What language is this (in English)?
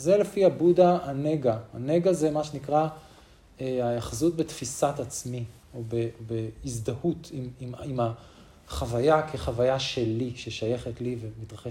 Hebrew